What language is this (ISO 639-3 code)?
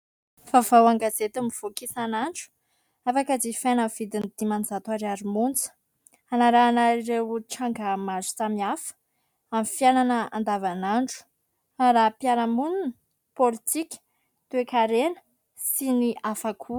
mlg